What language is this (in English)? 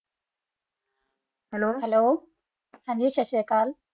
Punjabi